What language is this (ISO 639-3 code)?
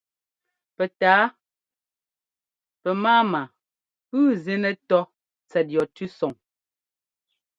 jgo